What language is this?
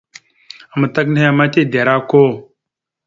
Mada (Cameroon)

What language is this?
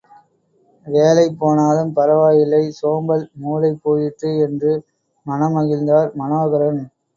Tamil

